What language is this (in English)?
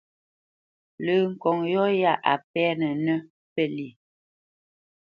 Bamenyam